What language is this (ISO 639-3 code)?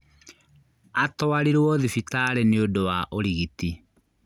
kik